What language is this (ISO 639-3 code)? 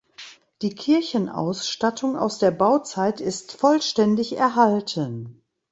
deu